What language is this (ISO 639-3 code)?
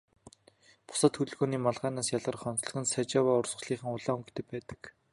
mon